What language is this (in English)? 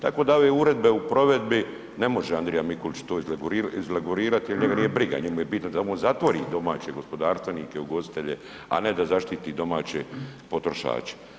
Croatian